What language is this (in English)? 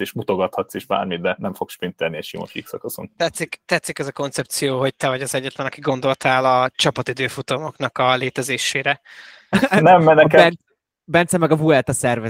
Hungarian